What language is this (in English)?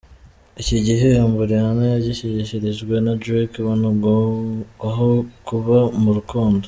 Kinyarwanda